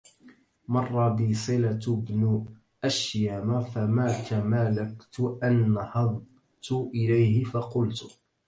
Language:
Arabic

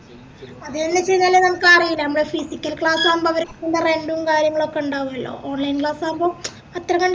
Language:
Malayalam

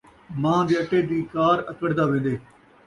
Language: Saraiki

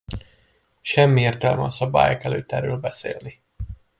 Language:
Hungarian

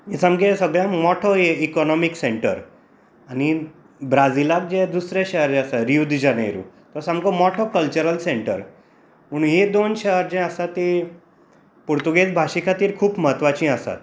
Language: Konkani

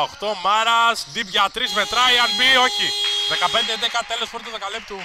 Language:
Greek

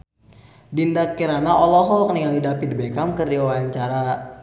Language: Sundanese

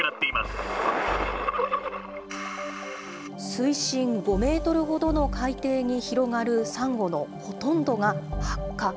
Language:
Japanese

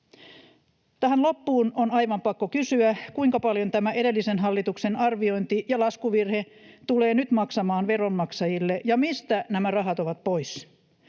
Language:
Finnish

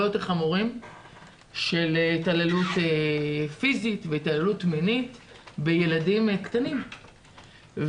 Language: Hebrew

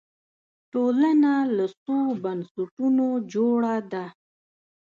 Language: Pashto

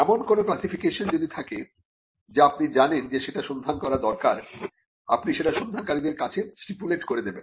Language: Bangla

